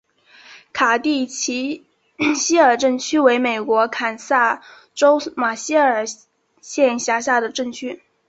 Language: Chinese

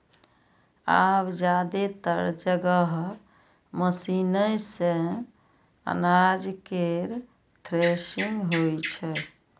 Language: Maithili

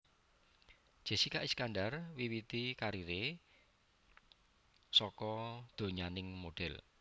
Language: Javanese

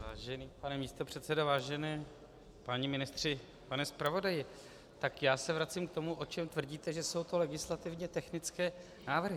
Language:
Czech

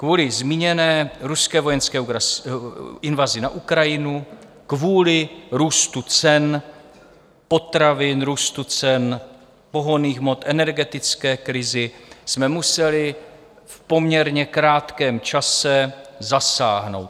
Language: Czech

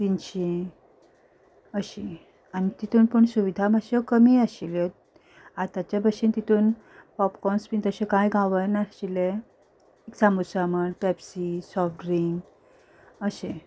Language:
Konkani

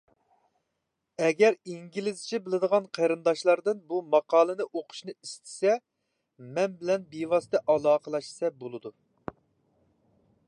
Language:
Uyghur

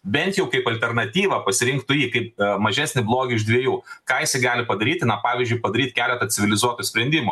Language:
Lithuanian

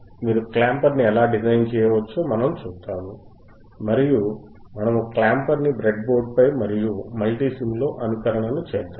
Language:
Telugu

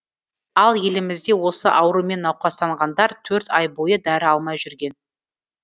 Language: Kazakh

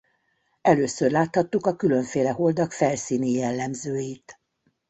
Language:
Hungarian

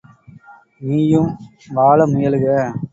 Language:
Tamil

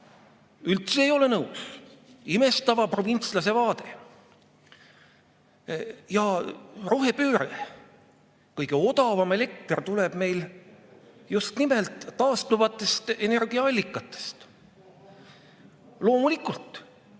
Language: Estonian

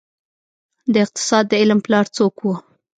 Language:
Pashto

